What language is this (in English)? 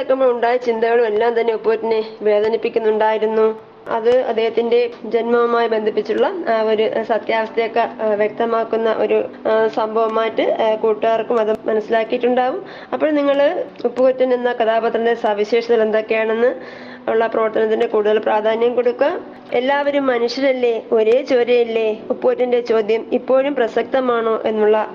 Malayalam